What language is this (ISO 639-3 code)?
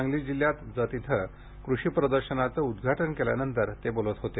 mar